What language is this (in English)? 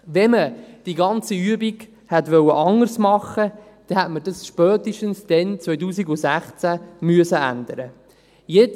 Swiss German